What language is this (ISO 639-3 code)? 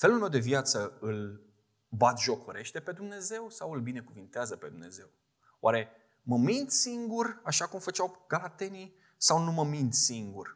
ron